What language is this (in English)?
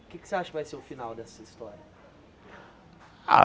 Portuguese